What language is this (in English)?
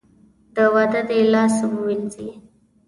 Pashto